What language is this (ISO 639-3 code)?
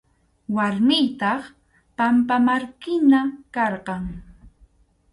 qxu